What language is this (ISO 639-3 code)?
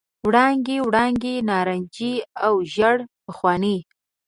pus